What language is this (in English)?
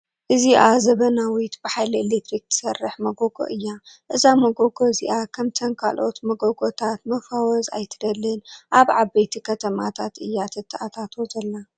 Tigrinya